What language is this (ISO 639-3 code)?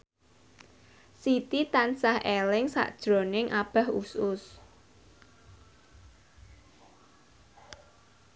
jav